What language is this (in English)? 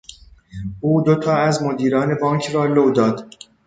Persian